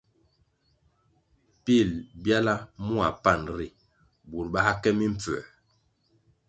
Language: Kwasio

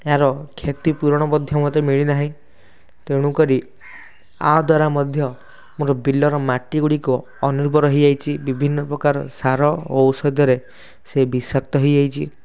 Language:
Odia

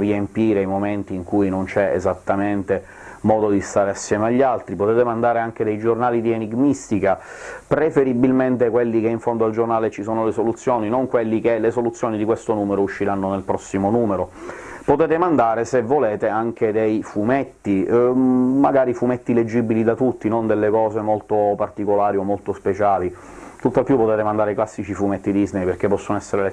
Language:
Italian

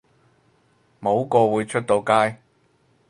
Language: Cantonese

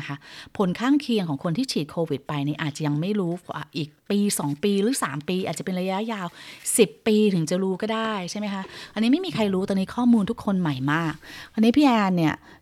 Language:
Thai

